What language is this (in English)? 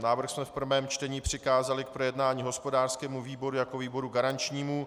Czech